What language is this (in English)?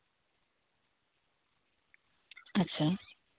Santali